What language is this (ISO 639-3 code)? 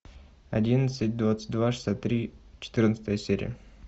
rus